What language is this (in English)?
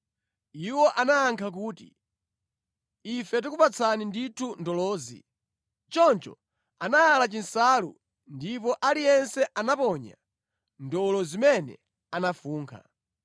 Nyanja